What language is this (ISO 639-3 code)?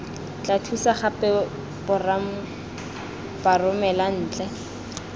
tsn